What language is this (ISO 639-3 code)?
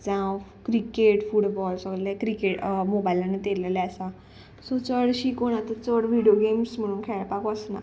kok